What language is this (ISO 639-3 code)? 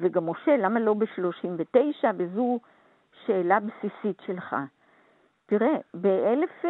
heb